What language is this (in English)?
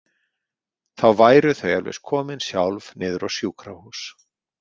Icelandic